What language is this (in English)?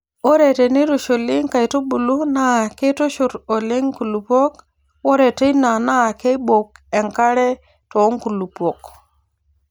Masai